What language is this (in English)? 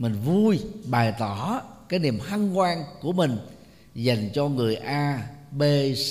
Vietnamese